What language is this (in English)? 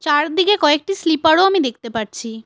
Bangla